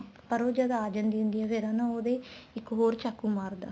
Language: Punjabi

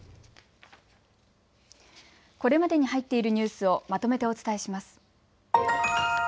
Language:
Japanese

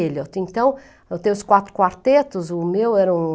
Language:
Portuguese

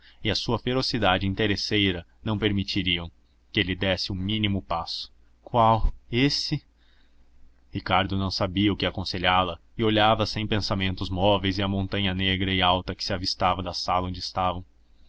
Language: Portuguese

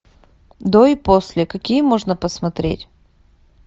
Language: Russian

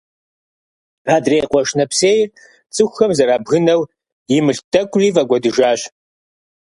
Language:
Kabardian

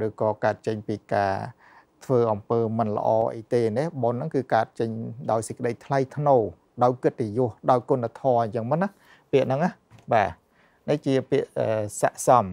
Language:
Thai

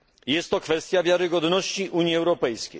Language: Polish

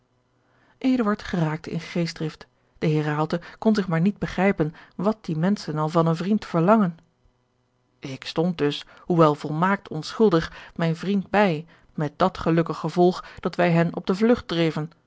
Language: Dutch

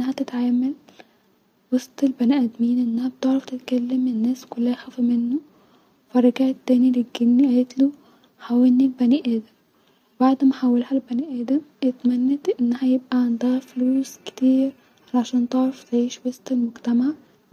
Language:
Egyptian Arabic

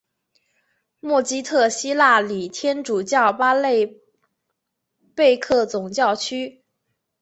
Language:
Chinese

